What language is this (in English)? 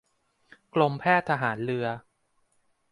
Thai